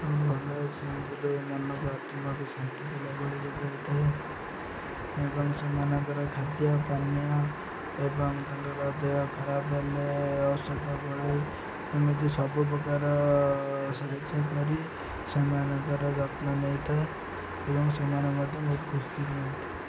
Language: Odia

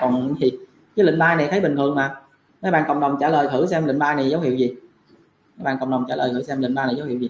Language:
Vietnamese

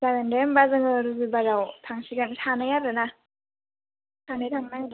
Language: Bodo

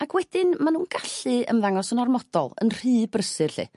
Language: Welsh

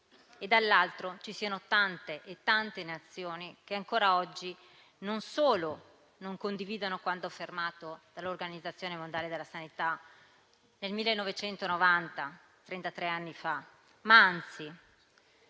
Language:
Italian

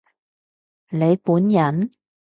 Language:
Cantonese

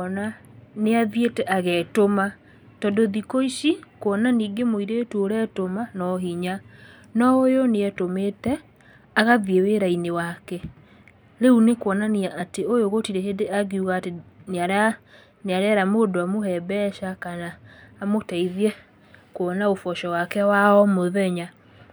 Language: Kikuyu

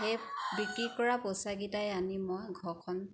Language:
Assamese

